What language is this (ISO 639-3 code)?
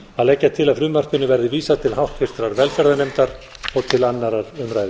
isl